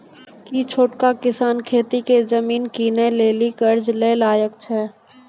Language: Maithili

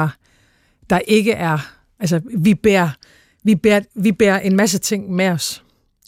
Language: Danish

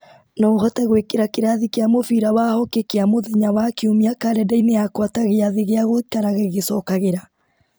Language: Kikuyu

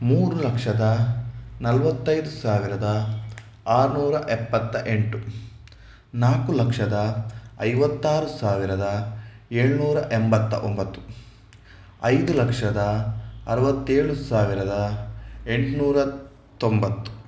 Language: Kannada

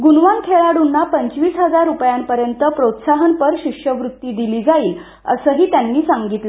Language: Marathi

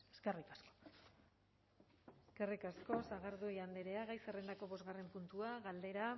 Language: Basque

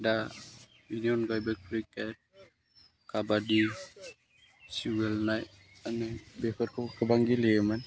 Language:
Bodo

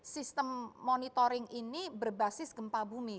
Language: Indonesian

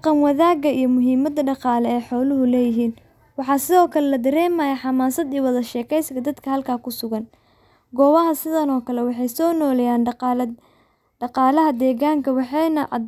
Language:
Somali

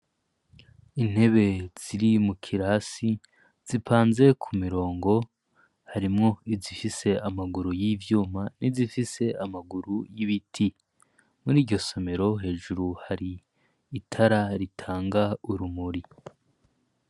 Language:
Rundi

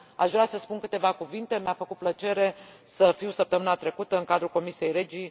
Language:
Romanian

